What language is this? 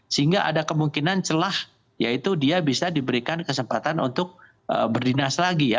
Indonesian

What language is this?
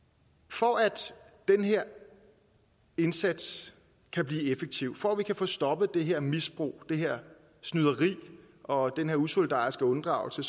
Danish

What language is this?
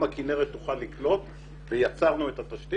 Hebrew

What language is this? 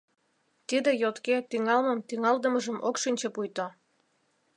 Mari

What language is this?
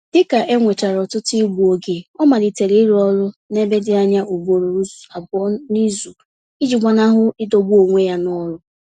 Igbo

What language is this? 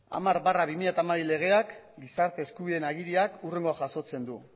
Basque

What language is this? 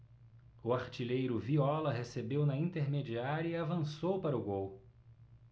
Portuguese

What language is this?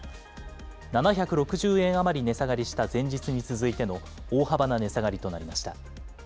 Japanese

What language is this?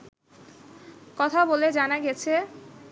Bangla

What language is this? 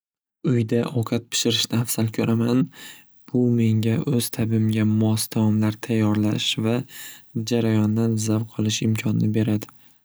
Uzbek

